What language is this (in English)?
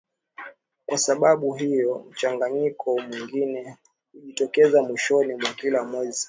Swahili